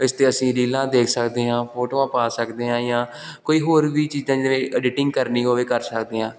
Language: Punjabi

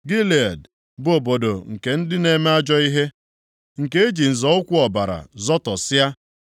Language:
Igbo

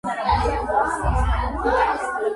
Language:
Georgian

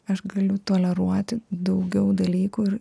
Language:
Lithuanian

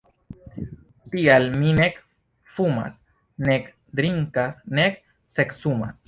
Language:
Esperanto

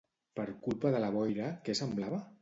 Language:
Catalan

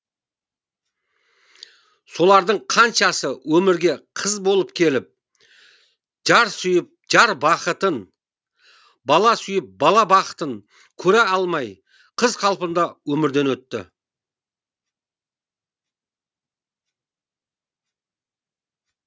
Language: Kazakh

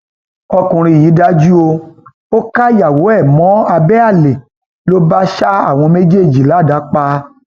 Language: Yoruba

